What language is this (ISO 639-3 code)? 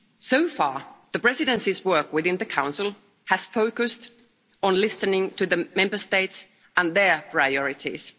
eng